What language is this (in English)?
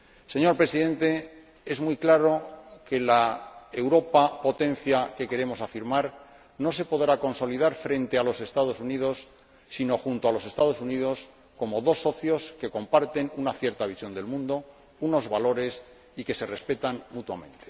Spanish